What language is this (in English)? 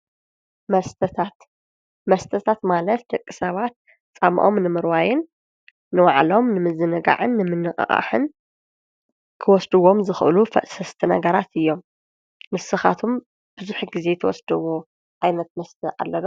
Tigrinya